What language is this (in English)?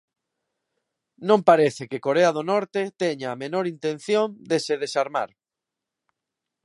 Galician